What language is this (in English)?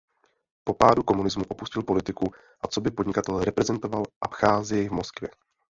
Czech